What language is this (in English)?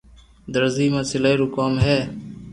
Loarki